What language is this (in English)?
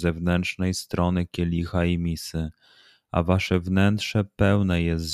Polish